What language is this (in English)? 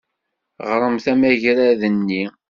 Kabyle